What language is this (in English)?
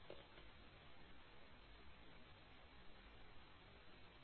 Malayalam